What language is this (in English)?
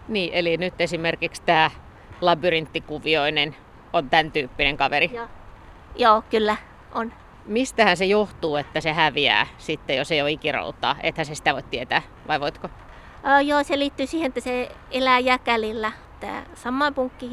Finnish